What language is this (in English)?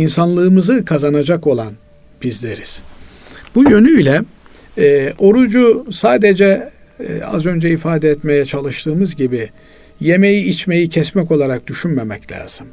Turkish